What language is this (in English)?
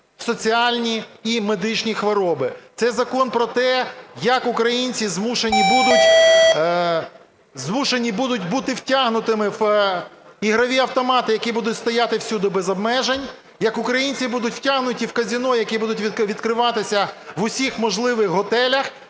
Ukrainian